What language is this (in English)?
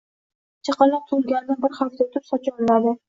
Uzbek